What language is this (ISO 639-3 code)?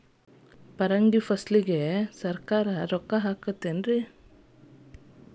kan